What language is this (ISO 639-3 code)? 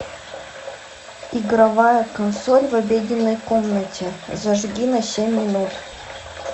rus